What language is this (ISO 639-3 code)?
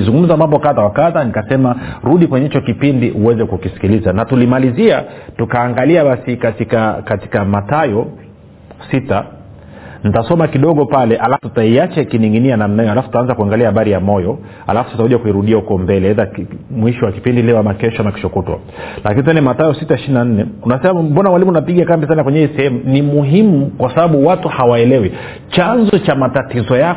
swa